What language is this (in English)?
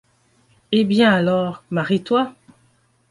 French